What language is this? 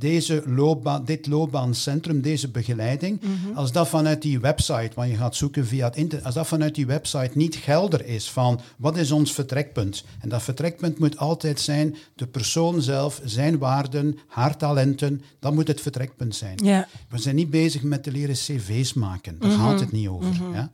Dutch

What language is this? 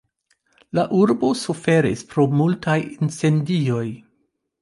Esperanto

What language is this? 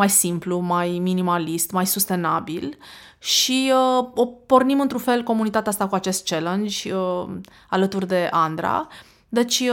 Romanian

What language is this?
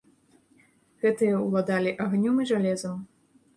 Belarusian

